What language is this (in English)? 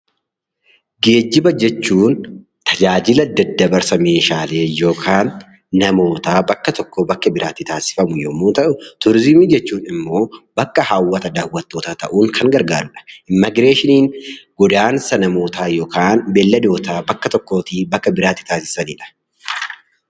Oromo